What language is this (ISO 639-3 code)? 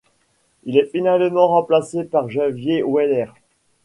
fra